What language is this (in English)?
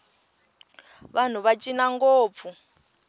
Tsonga